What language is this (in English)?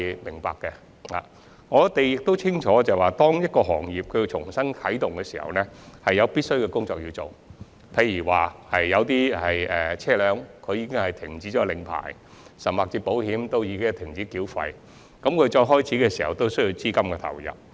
Cantonese